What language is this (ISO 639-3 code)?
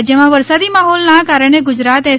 guj